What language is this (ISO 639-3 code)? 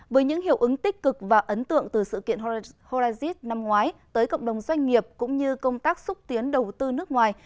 vie